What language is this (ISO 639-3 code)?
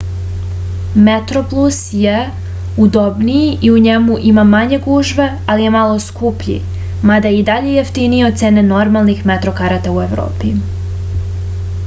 srp